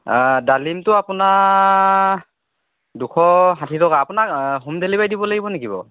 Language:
Assamese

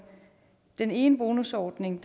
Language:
Danish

